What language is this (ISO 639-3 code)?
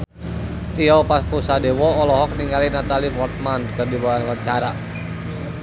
sun